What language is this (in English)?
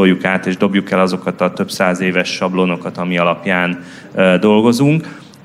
Hungarian